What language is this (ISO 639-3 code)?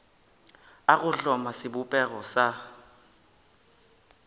nso